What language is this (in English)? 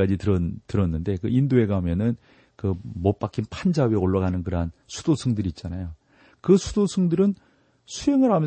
Korean